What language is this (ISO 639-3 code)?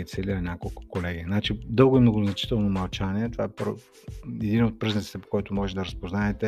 bul